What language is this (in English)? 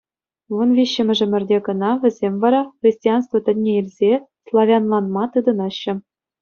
Chuvash